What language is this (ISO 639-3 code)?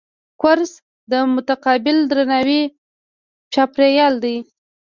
pus